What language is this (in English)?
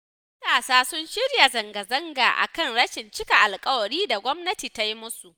Hausa